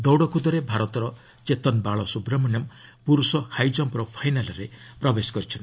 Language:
Odia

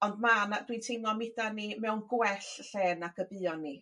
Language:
Welsh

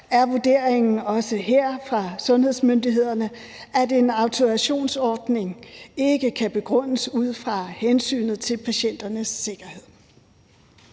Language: Danish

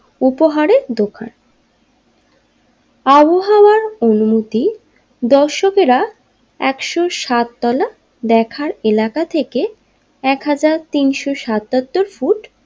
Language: Bangla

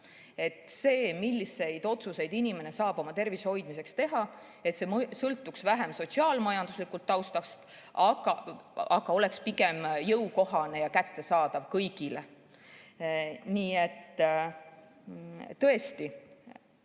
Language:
Estonian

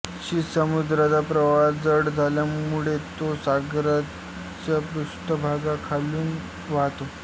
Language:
Marathi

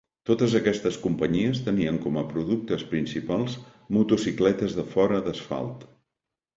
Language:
Catalan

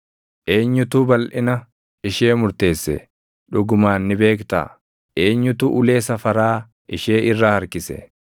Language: Oromo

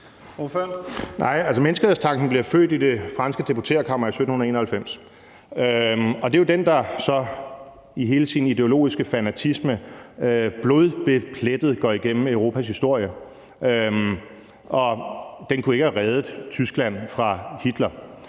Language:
Danish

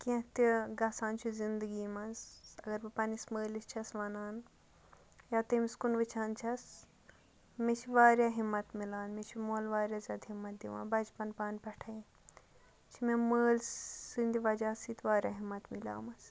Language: Kashmiri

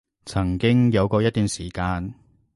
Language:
Cantonese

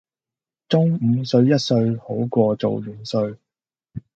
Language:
Cantonese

